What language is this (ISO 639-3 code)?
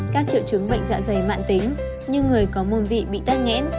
vie